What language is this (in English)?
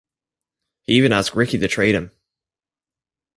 English